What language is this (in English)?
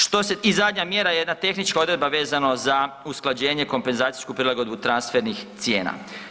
Croatian